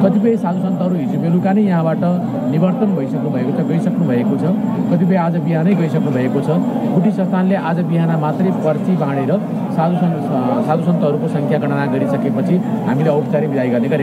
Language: Hindi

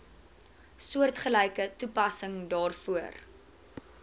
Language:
Afrikaans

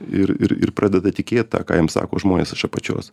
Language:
Lithuanian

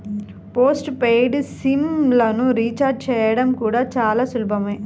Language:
Telugu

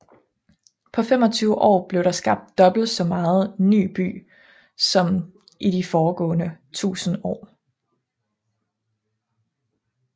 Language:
Danish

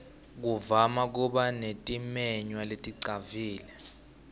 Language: Swati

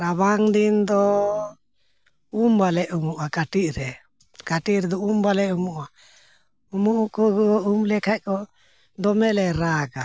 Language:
Santali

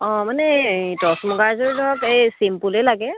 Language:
Assamese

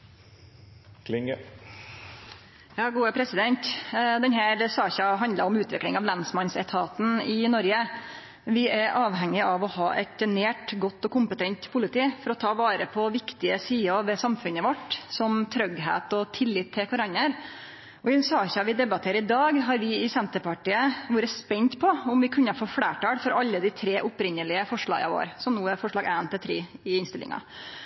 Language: Norwegian Nynorsk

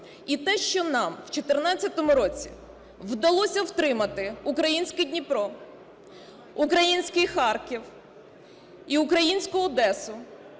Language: Ukrainian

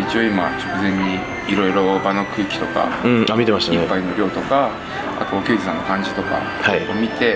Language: Japanese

